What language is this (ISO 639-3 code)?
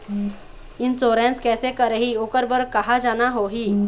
hne